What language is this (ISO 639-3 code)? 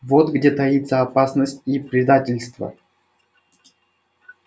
rus